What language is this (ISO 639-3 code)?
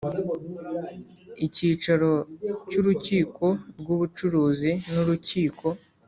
kin